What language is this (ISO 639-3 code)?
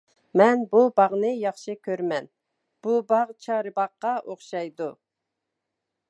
uig